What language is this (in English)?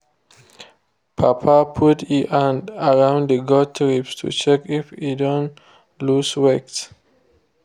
Nigerian Pidgin